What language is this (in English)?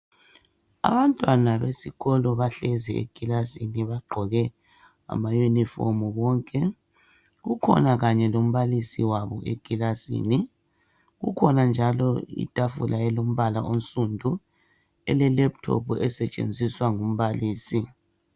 North Ndebele